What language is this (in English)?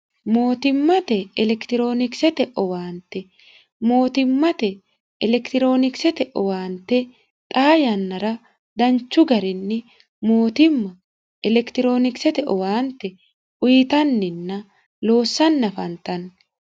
Sidamo